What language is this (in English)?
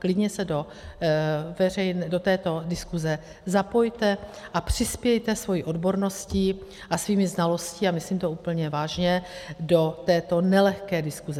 Czech